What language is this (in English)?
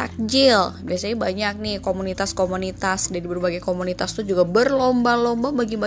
Indonesian